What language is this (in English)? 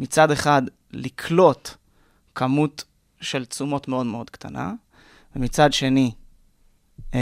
Hebrew